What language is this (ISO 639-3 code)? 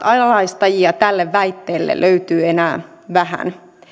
fin